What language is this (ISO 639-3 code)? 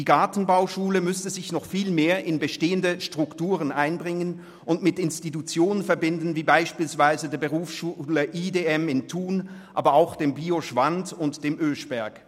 gsw